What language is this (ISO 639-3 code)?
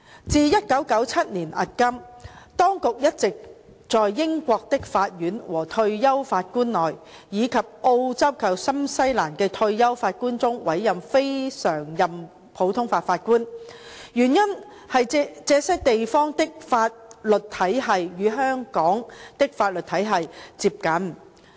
yue